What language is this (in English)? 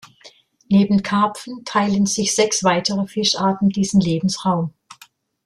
German